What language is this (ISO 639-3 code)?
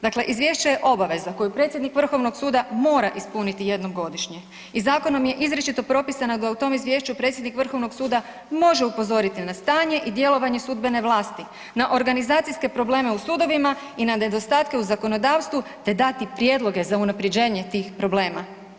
hrv